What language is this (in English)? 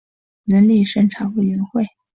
Chinese